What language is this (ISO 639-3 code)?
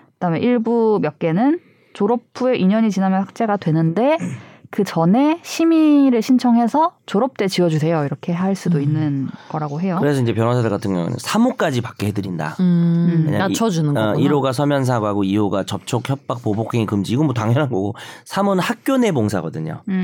kor